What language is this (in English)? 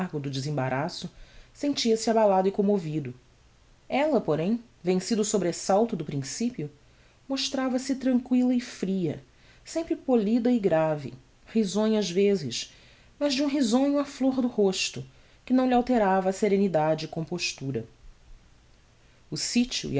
Portuguese